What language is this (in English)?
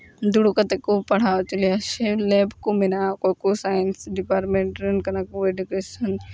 Santali